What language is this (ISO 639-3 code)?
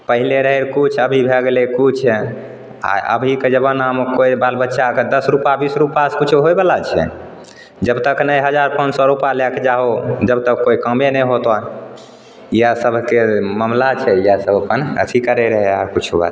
mai